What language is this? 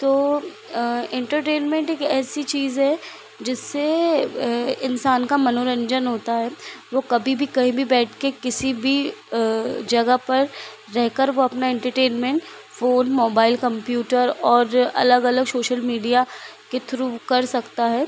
Hindi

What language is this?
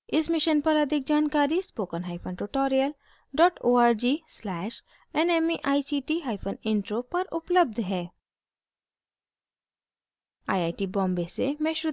Hindi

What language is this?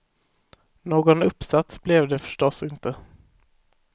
Swedish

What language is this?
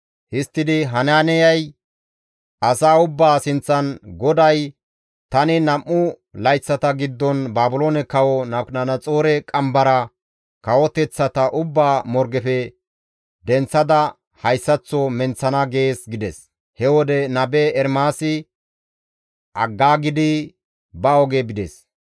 Gamo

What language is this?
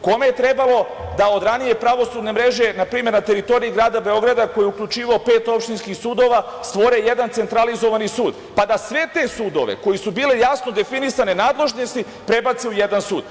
Serbian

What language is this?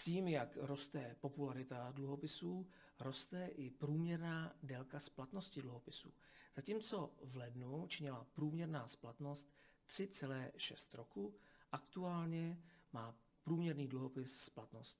Czech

